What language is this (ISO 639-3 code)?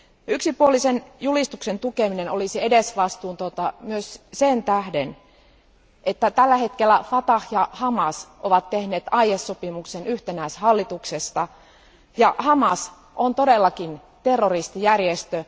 fin